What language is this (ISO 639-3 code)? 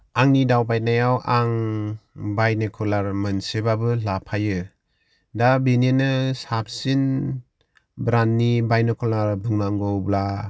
brx